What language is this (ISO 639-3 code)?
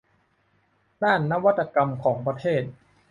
tha